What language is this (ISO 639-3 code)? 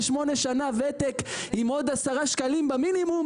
heb